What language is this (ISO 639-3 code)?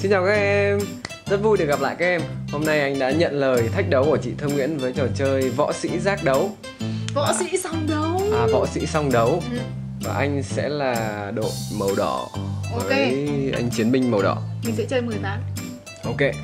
vie